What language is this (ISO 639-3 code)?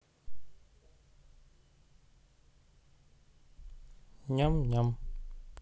rus